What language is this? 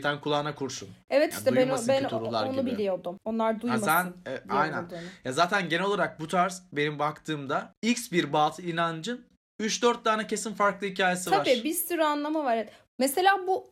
Turkish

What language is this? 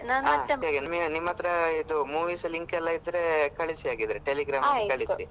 Kannada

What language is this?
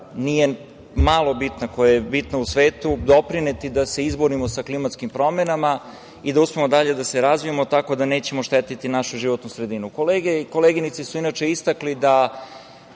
Serbian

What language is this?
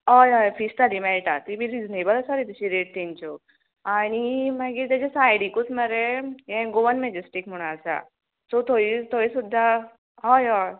Konkani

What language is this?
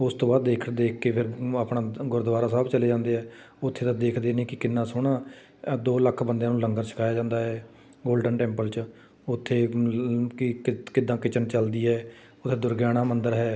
Punjabi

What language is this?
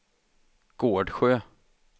Swedish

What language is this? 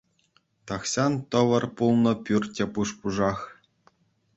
Chuvash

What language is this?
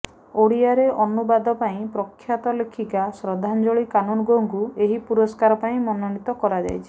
Odia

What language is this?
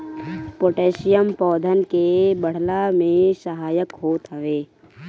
Bhojpuri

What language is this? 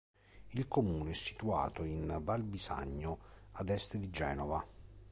Italian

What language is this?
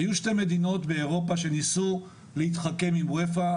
Hebrew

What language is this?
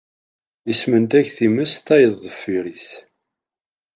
Kabyle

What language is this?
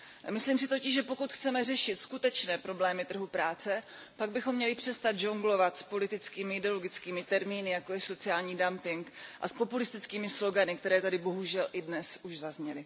Czech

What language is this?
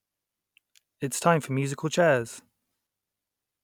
English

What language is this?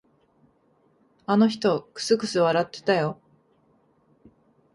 Japanese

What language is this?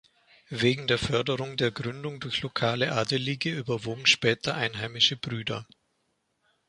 German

